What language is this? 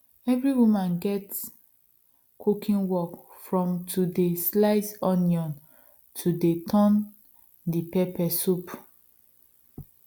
Nigerian Pidgin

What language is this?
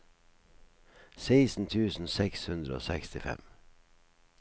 Norwegian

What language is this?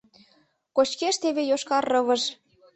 Mari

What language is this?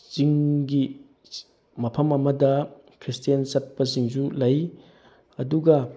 Manipuri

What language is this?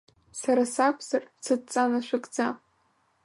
Abkhazian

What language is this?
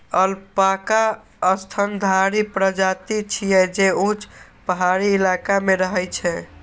Maithili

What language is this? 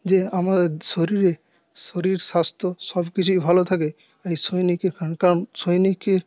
Bangla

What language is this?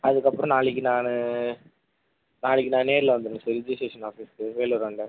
Tamil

